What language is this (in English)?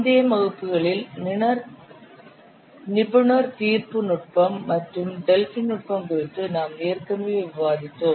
Tamil